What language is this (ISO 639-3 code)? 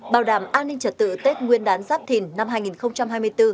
vie